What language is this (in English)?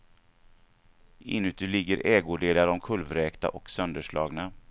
Swedish